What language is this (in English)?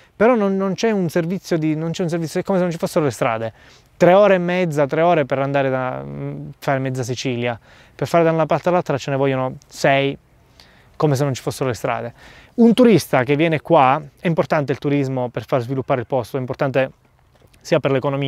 Italian